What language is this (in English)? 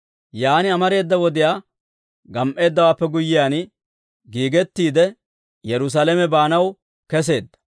Dawro